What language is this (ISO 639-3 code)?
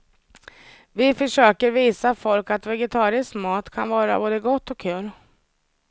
swe